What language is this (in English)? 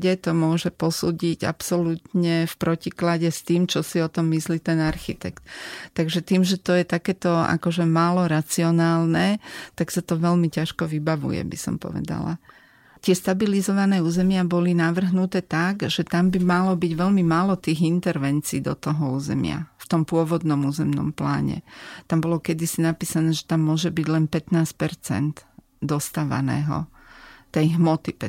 Slovak